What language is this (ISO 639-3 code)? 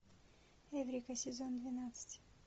rus